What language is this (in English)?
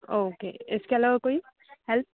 Hindi